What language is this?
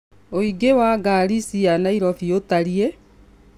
Kikuyu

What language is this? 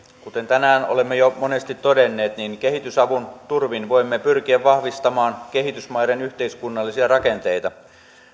Finnish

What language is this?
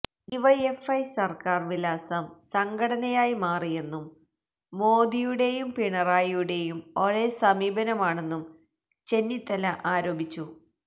Malayalam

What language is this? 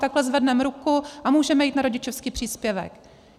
Czech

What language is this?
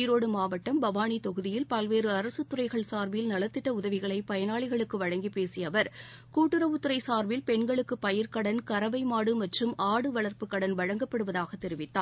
Tamil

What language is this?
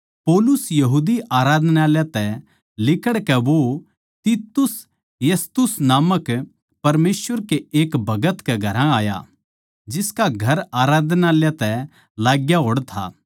Haryanvi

